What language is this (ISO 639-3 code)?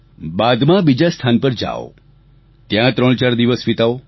guj